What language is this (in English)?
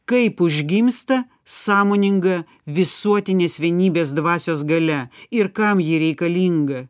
Lithuanian